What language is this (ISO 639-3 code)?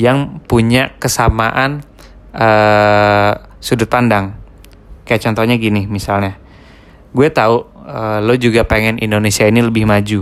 ind